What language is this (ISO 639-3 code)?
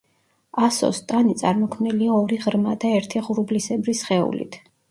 kat